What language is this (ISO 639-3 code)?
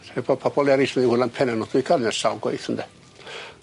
cym